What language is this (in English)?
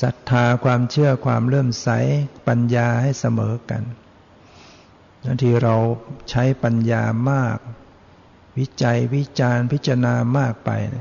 Thai